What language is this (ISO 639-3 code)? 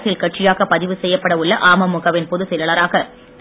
tam